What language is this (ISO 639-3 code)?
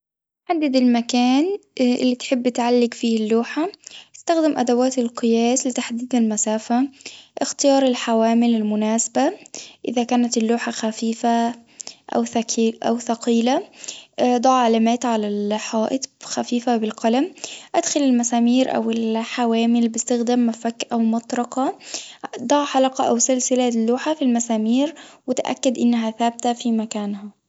aeb